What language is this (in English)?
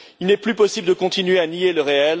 French